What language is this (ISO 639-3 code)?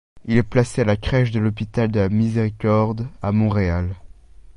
fra